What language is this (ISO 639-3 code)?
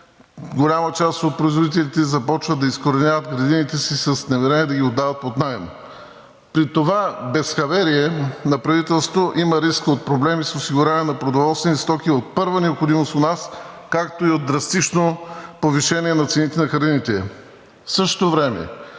bul